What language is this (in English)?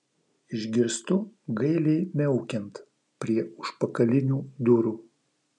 Lithuanian